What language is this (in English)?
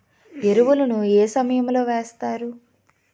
Telugu